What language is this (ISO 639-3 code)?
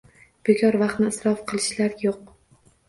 uzb